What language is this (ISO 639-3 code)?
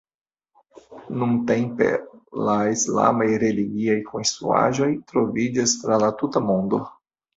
epo